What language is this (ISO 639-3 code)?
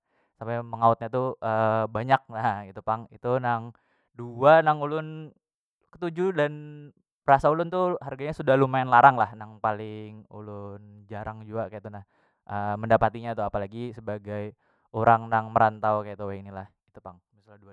bjn